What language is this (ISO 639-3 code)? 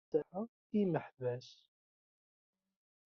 kab